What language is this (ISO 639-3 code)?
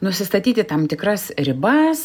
lit